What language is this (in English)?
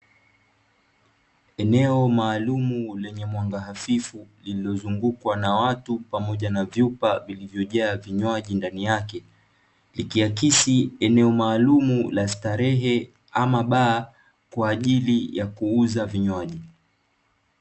Swahili